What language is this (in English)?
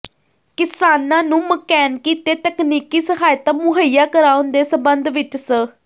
Punjabi